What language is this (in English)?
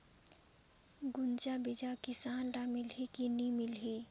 Chhattisgarhi